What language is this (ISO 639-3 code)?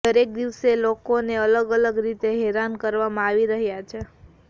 guj